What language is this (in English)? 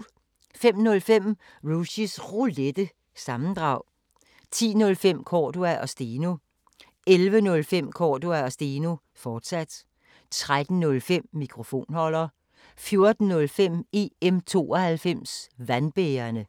Danish